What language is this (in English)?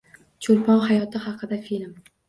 Uzbek